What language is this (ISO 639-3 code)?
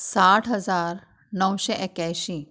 kok